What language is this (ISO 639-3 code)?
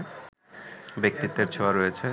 ben